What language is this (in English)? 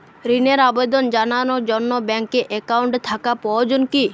Bangla